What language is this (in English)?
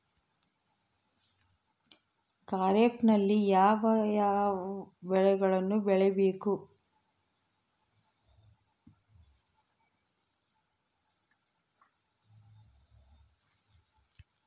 Kannada